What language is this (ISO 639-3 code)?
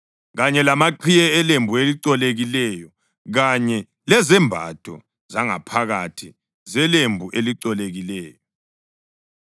nde